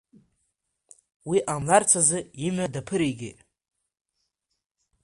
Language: Abkhazian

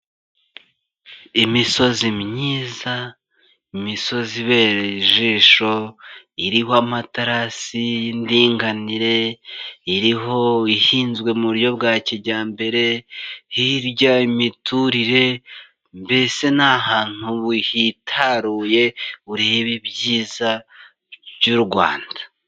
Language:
Kinyarwanda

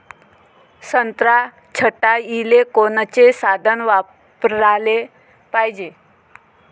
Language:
Marathi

